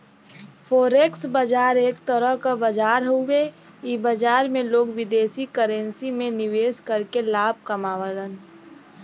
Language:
Bhojpuri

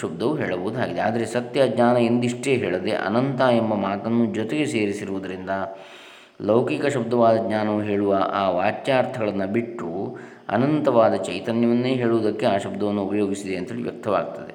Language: Kannada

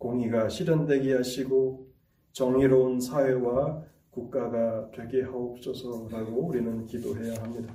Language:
Korean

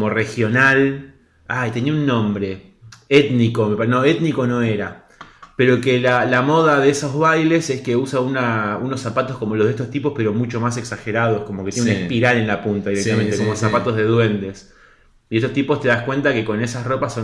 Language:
Spanish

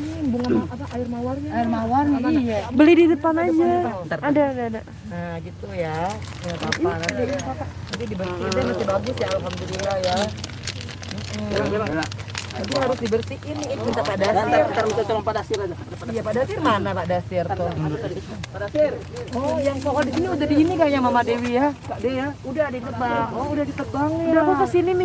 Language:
Indonesian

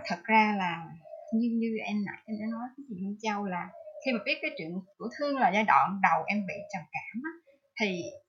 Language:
Vietnamese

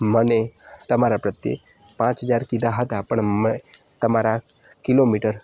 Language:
Gujarati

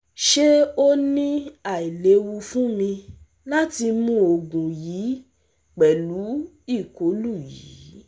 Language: Yoruba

